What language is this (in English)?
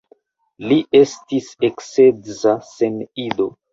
Esperanto